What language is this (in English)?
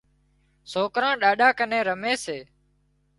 Wadiyara Koli